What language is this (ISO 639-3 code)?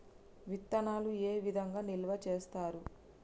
tel